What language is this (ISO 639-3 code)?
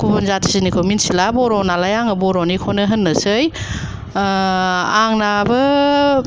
brx